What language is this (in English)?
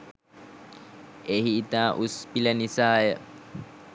Sinhala